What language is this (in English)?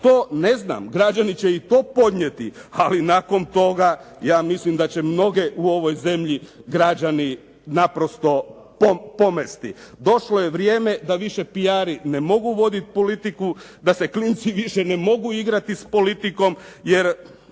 Croatian